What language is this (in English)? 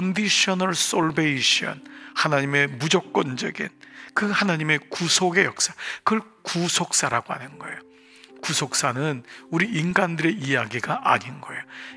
Korean